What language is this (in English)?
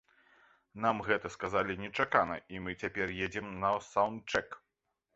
Belarusian